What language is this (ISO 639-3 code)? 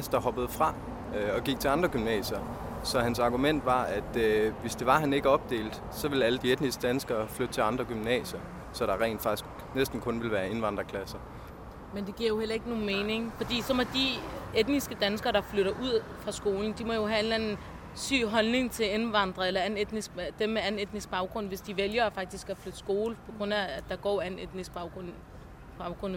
dan